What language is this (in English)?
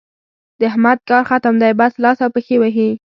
Pashto